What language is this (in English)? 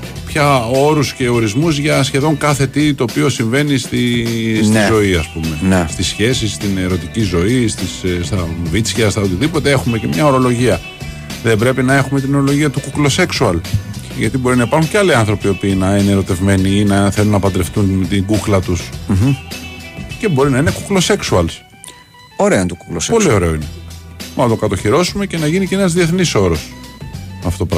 Greek